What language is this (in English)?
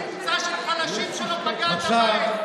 Hebrew